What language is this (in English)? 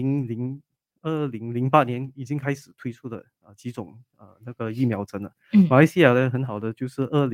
Chinese